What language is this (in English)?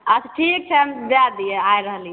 Maithili